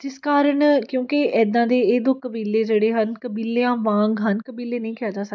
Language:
Punjabi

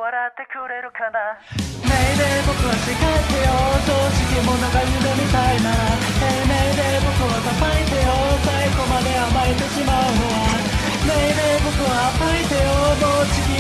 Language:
Korean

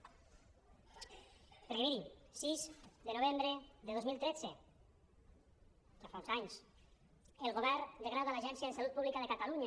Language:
Catalan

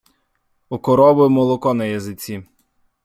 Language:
Ukrainian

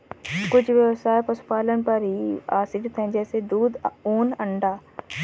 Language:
Hindi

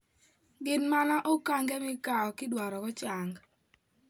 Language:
Luo (Kenya and Tanzania)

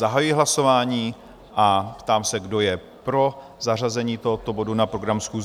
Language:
Czech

